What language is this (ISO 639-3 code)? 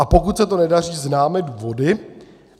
ces